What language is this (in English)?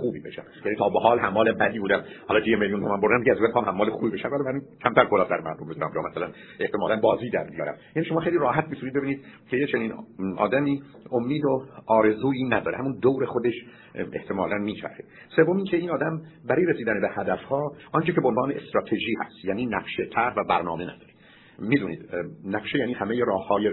Persian